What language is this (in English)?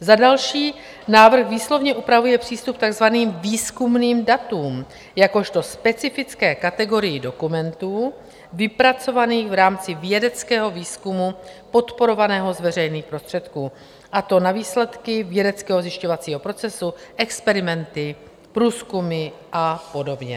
Czech